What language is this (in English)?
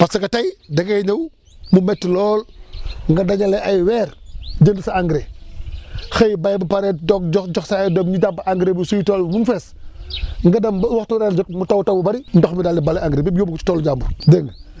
Wolof